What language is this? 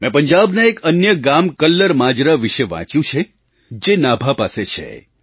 Gujarati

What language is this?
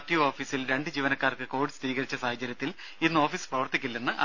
Malayalam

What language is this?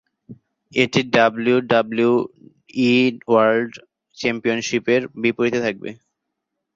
Bangla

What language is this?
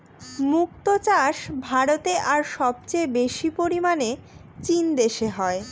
Bangla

